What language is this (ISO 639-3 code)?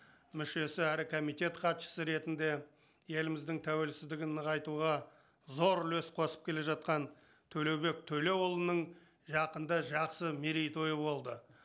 kaz